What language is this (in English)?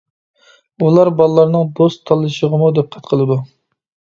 Uyghur